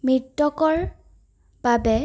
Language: Assamese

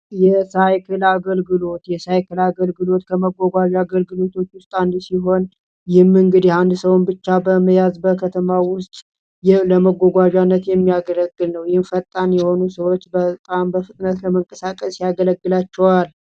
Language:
Amharic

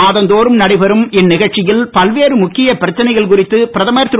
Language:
Tamil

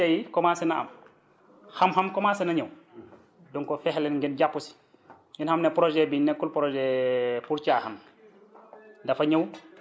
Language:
Wolof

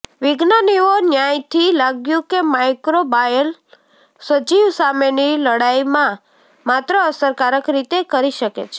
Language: Gujarati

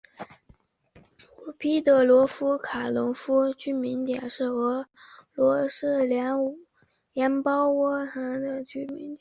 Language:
Chinese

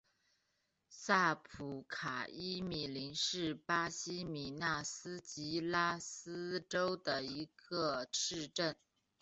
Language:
Chinese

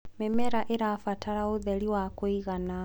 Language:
Kikuyu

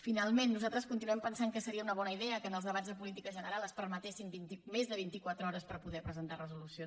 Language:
Catalan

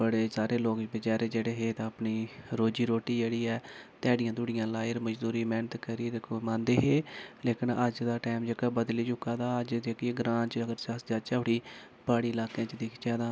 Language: Dogri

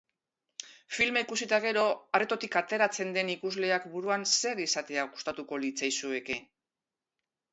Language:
Basque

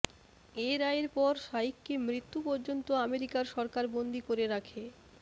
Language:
Bangla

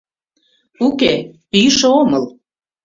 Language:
Mari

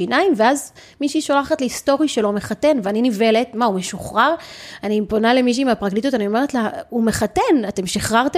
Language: Hebrew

